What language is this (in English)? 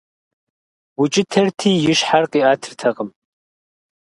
Kabardian